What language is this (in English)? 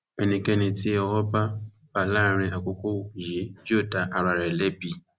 Yoruba